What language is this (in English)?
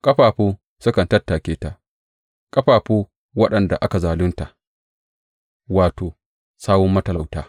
Hausa